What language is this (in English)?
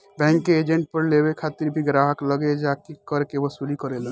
Bhojpuri